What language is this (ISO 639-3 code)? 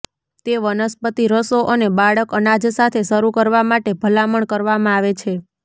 guj